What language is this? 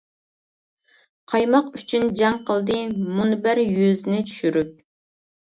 Uyghur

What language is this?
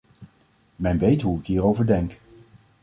Dutch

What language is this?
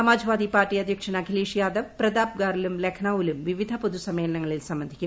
Malayalam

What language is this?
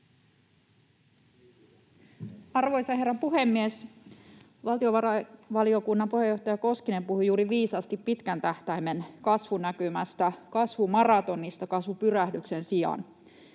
Finnish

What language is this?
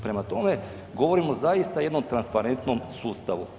Croatian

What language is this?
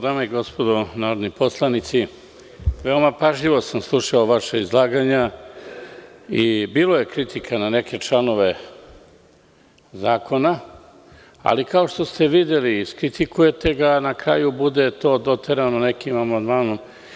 Serbian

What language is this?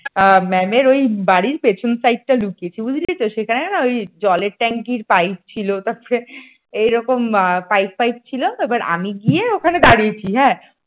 Bangla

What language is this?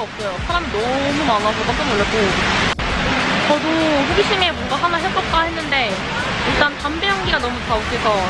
Korean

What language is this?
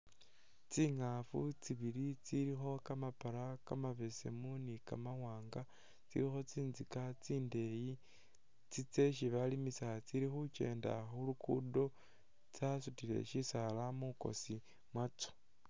Masaaba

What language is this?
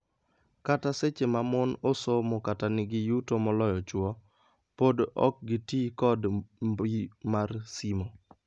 Luo (Kenya and Tanzania)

